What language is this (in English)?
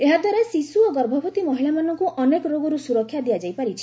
Odia